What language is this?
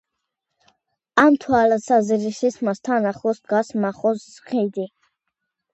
Georgian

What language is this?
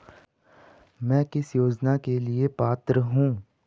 Hindi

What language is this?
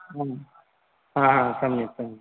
Sanskrit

